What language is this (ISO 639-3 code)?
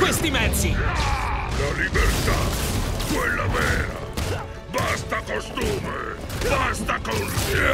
ita